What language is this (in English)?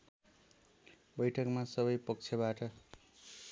Nepali